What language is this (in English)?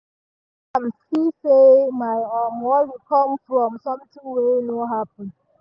Nigerian Pidgin